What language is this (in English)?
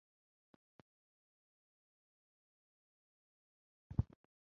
Ganda